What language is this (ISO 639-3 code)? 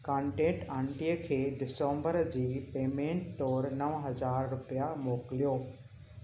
snd